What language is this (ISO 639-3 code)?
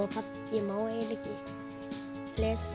isl